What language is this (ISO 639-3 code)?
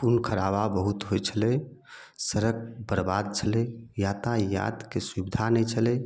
mai